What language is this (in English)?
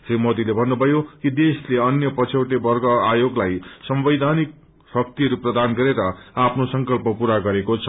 Nepali